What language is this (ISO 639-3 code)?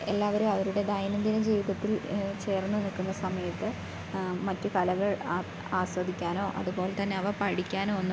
mal